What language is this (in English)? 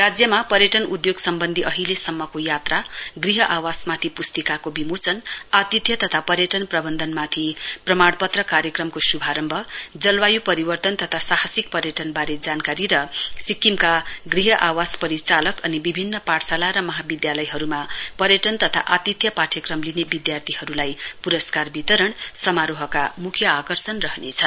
Nepali